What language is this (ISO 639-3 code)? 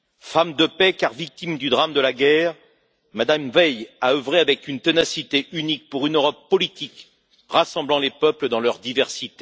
fra